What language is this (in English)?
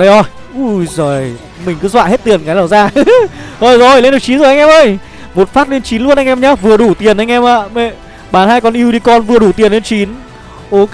Vietnamese